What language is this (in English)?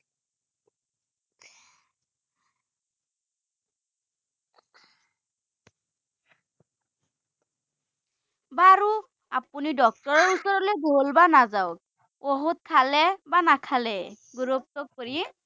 Assamese